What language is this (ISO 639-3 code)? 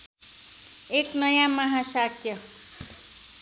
nep